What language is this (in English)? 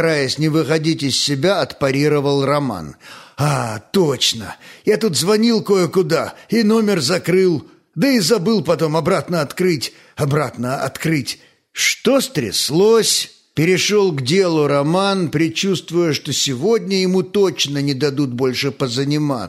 Russian